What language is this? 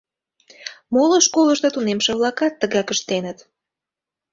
Mari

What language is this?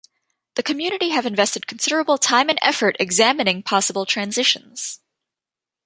English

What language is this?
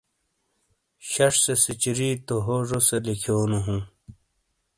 Shina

